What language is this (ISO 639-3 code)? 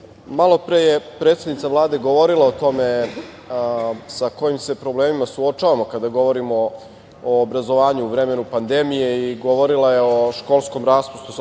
srp